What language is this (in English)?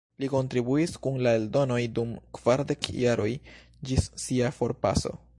Esperanto